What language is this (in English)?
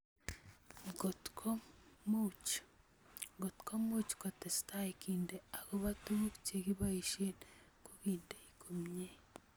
Kalenjin